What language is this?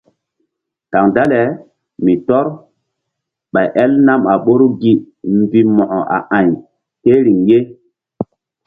Mbum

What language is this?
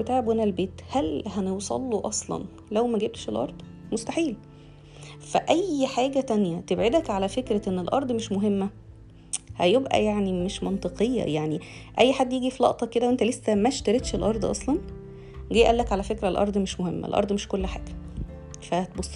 Arabic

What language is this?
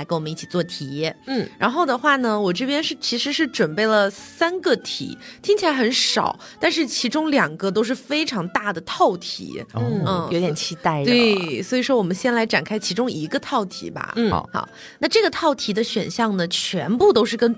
Chinese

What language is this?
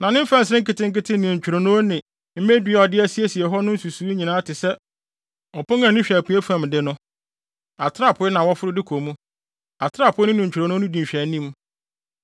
Akan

